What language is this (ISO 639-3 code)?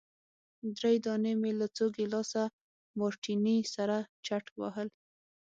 pus